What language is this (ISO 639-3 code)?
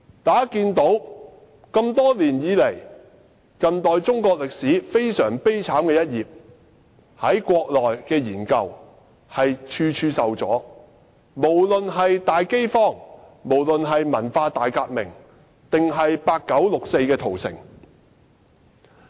yue